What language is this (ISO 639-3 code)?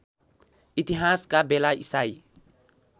nep